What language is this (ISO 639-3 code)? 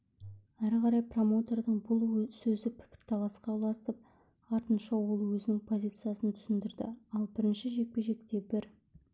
kaz